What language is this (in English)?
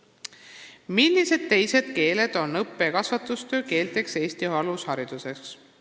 Estonian